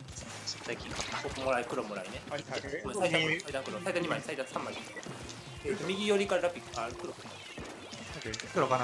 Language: Japanese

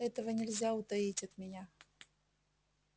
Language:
Russian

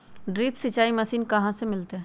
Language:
Magahi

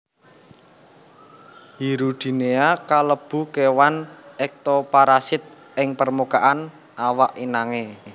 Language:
Javanese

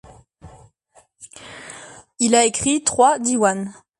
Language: French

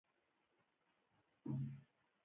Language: Pashto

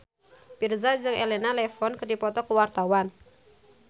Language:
Sundanese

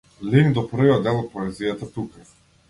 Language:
Macedonian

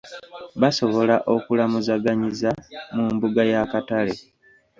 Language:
Ganda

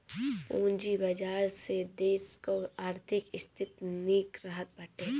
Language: Bhojpuri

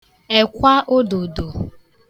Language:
Igbo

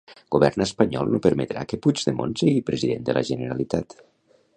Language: Catalan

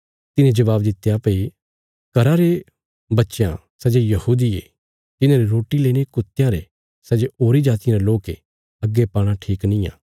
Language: Bilaspuri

